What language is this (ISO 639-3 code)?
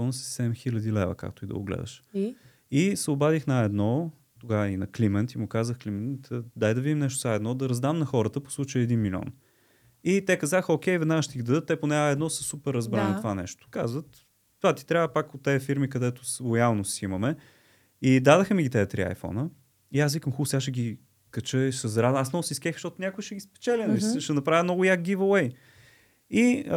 bul